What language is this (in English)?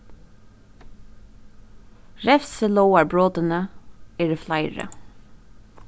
Faroese